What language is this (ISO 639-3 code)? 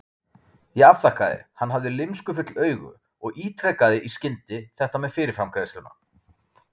isl